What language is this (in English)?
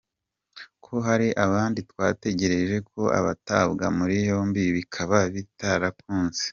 Kinyarwanda